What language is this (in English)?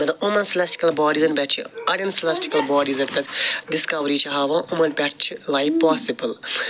Kashmiri